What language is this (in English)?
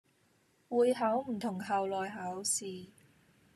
Cantonese